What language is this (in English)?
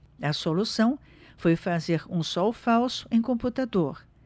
Portuguese